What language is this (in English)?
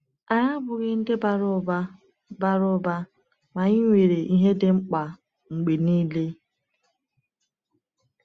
Igbo